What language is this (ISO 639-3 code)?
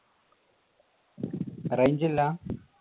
mal